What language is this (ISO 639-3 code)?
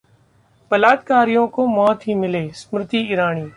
hin